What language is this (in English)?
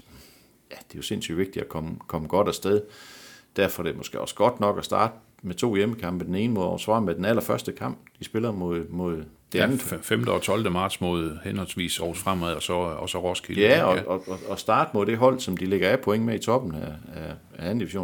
Danish